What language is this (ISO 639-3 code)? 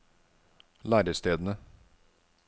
nor